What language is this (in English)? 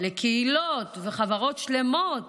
Hebrew